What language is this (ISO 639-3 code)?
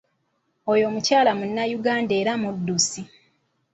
lug